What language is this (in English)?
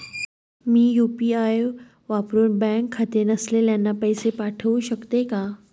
Marathi